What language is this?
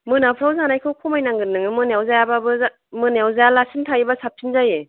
Bodo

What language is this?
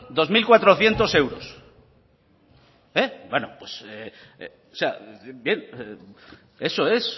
Spanish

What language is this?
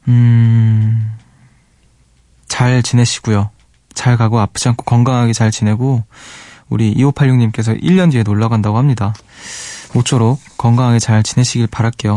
Korean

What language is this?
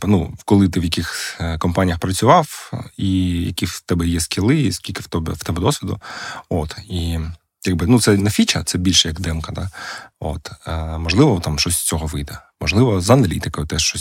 Ukrainian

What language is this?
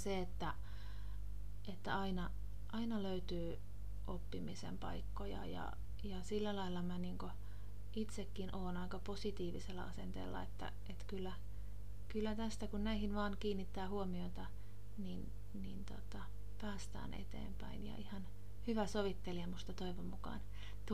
Finnish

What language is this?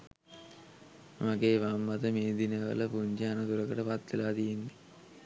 Sinhala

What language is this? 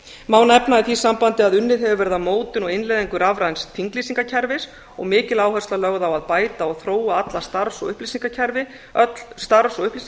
Icelandic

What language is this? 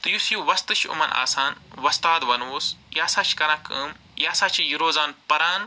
Kashmiri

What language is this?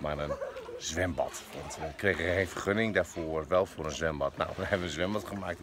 Dutch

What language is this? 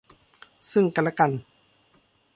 Thai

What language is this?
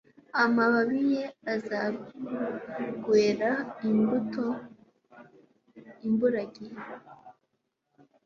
Kinyarwanda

